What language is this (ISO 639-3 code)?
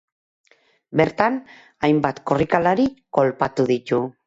eus